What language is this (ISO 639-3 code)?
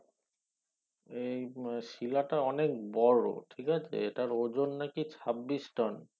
ben